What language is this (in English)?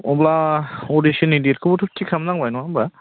Bodo